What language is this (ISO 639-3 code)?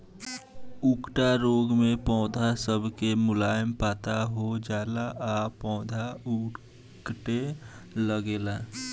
bho